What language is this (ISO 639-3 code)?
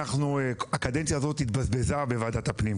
heb